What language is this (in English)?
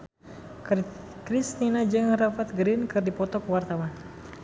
Sundanese